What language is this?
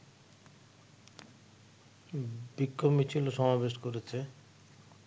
Bangla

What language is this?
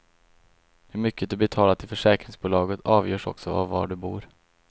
Swedish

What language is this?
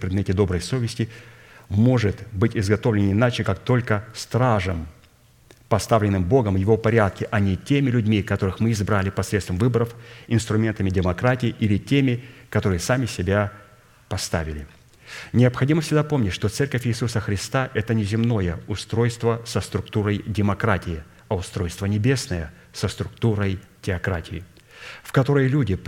Russian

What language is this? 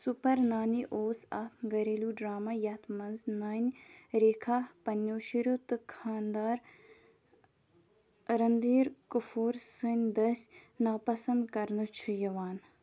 Kashmiri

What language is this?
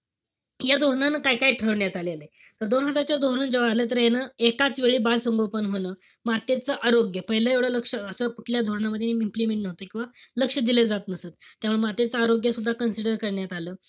Marathi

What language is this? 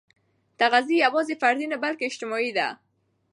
Pashto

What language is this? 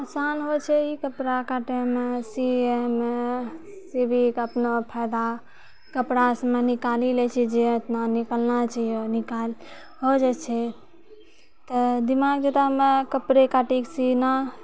Maithili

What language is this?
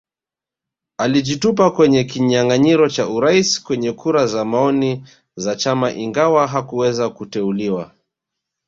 Swahili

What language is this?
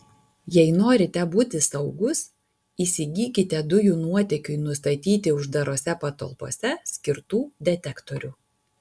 Lithuanian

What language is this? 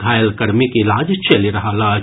Maithili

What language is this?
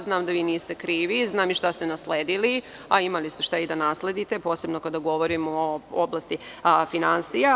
Serbian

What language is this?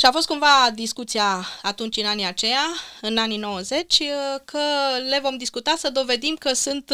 Romanian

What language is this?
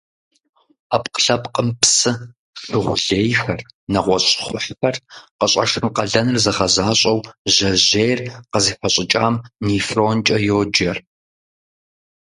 Kabardian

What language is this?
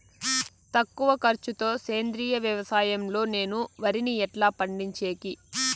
Telugu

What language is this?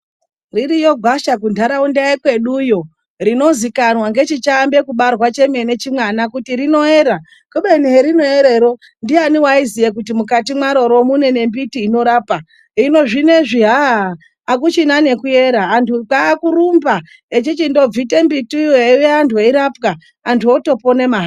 Ndau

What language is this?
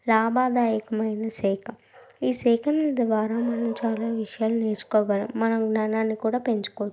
Telugu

